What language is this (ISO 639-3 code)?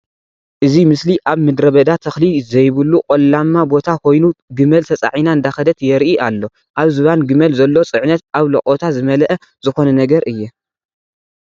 tir